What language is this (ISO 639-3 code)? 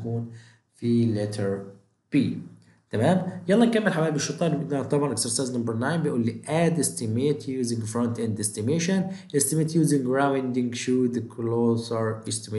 ara